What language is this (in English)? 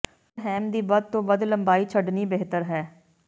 Punjabi